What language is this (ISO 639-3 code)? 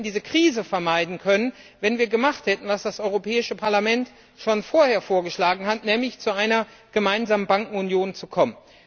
deu